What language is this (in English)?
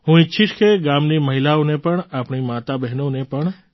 Gujarati